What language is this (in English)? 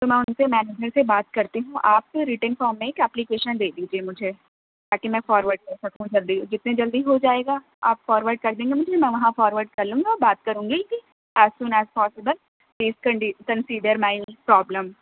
Urdu